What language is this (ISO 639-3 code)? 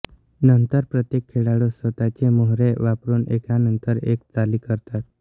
mar